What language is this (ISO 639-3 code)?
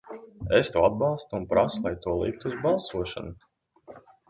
lav